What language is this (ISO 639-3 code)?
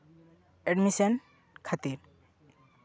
sat